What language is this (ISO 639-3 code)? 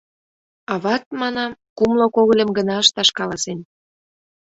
chm